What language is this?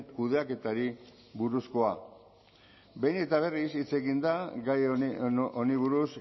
Basque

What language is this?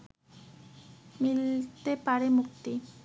Bangla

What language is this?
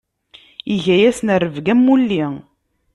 Kabyle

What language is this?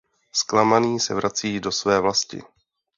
Czech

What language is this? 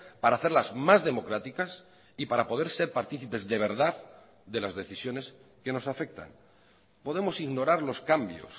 Spanish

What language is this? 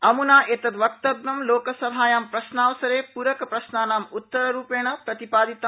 Sanskrit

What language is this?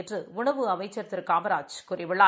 Tamil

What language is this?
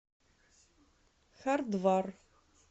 Russian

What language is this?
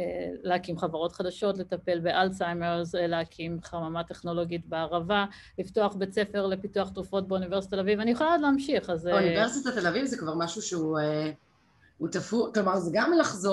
Hebrew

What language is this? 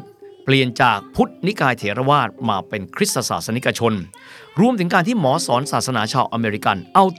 Thai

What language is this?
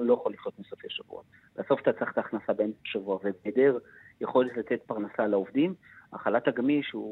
Hebrew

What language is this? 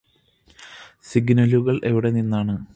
Malayalam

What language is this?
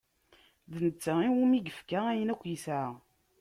Kabyle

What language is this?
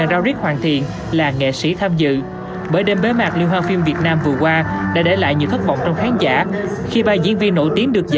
Vietnamese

